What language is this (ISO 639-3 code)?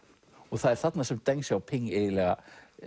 isl